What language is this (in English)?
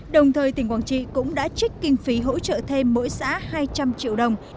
Vietnamese